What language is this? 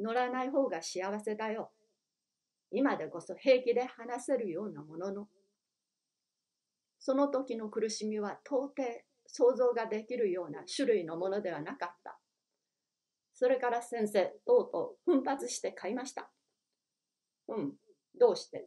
Japanese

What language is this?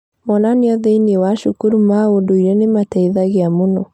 Kikuyu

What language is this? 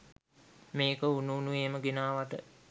Sinhala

